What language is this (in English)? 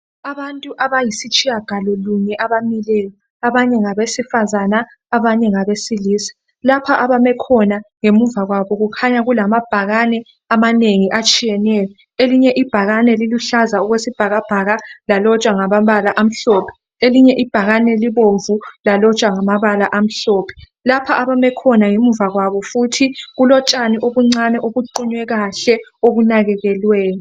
North Ndebele